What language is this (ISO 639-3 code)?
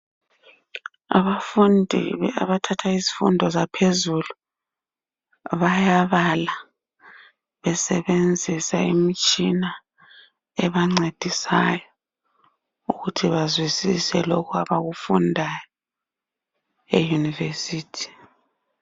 nde